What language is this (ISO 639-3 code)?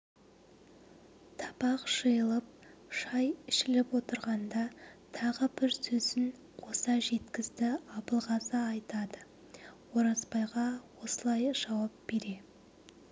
kaz